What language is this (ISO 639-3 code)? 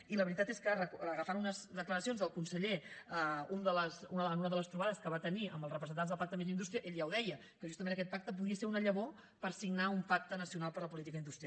cat